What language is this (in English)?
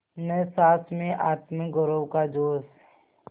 Hindi